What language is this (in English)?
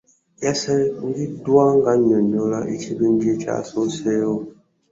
Ganda